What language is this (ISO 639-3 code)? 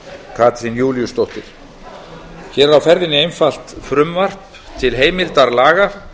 isl